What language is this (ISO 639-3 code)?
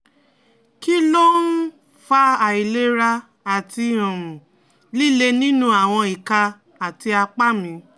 yor